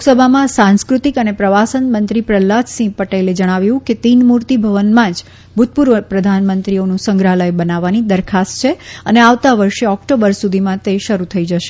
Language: Gujarati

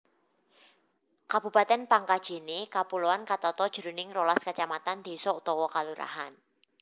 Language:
Javanese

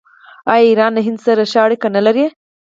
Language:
Pashto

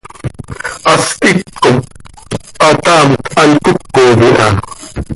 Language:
Seri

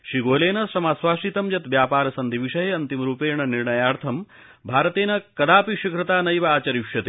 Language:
Sanskrit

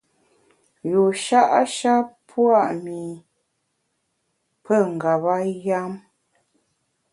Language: Bamun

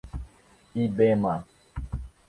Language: Portuguese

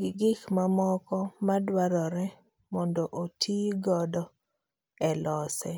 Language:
Luo (Kenya and Tanzania)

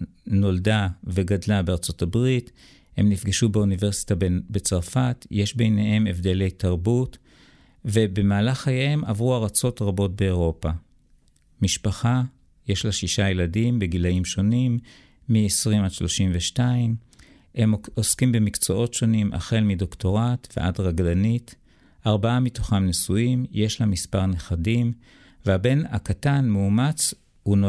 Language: Hebrew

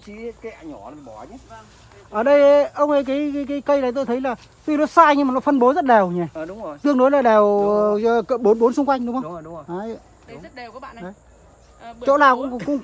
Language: Vietnamese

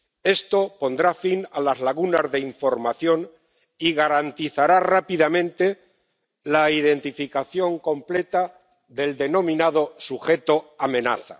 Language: Spanish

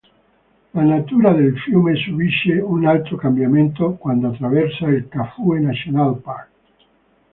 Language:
Italian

